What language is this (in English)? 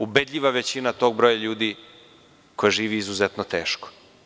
Serbian